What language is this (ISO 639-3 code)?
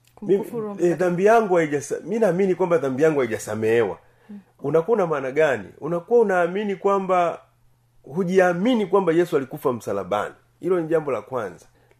swa